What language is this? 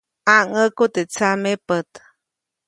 Copainalá Zoque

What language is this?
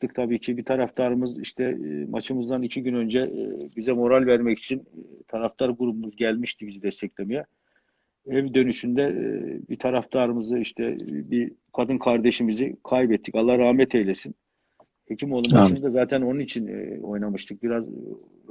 Turkish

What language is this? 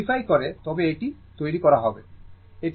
Bangla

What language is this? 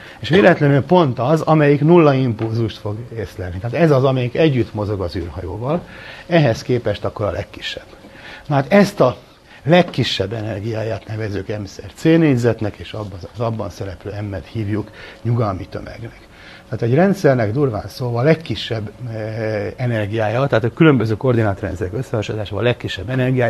Hungarian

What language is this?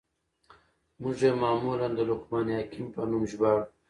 Pashto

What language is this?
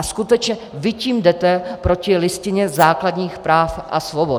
Czech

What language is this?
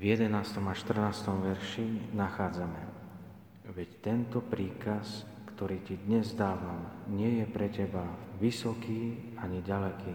Slovak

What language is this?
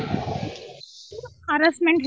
Odia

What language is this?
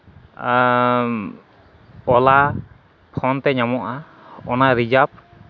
Santali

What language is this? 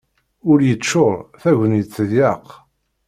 Kabyle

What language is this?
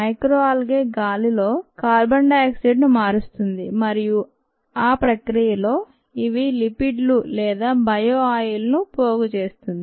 Telugu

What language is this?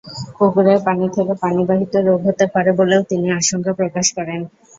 Bangla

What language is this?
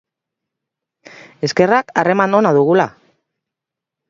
Basque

